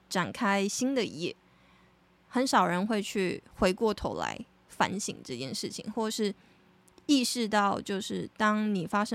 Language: Chinese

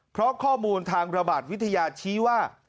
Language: Thai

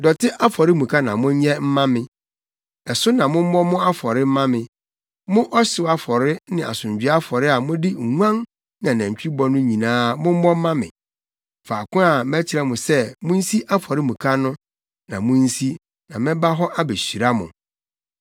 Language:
Akan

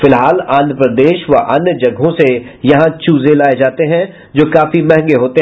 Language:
Hindi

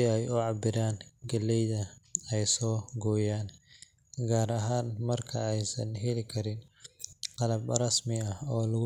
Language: Somali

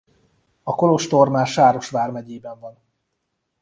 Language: Hungarian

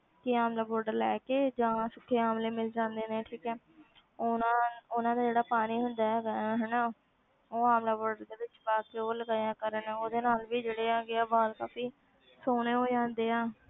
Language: Punjabi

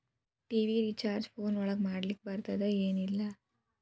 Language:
Kannada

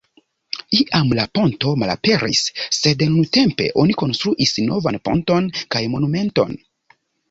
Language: Esperanto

